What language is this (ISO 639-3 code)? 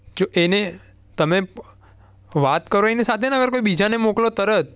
guj